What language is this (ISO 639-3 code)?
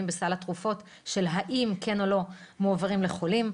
heb